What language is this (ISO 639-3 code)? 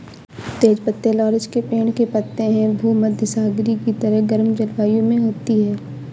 hin